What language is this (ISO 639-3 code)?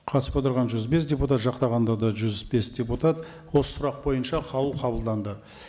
kaz